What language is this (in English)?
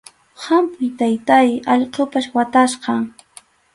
Arequipa-La Unión Quechua